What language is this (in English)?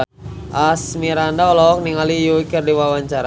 Sundanese